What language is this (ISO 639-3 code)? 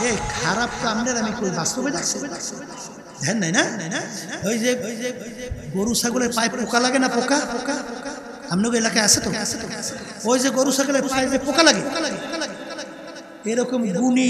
ara